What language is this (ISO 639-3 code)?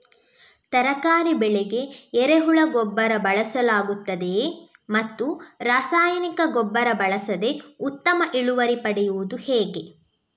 kan